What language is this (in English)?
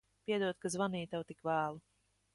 Latvian